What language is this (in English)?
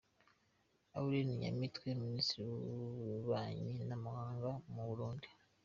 Kinyarwanda